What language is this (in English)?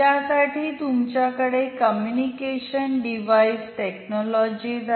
Marathi